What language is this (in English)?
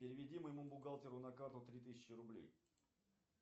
Russian